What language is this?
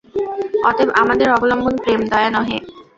Bangla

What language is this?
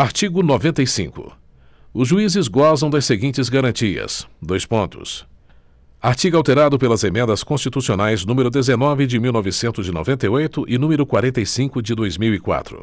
Portuguese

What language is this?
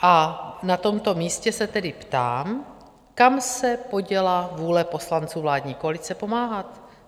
Czech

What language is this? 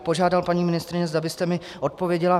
Czech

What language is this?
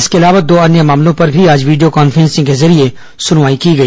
Hindi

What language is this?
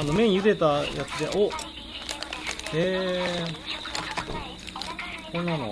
Japanese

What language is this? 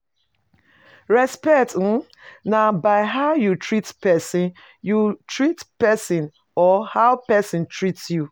Nigerian Pidgin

